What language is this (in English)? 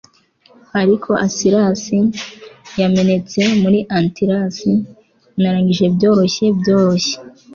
Kinyarwanda